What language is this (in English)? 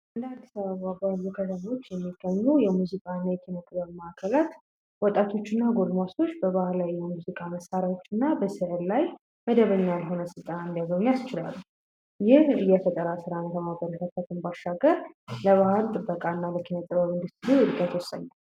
Amharic